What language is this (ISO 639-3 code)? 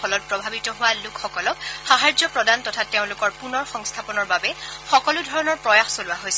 asm